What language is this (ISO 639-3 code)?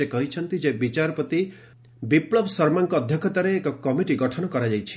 ori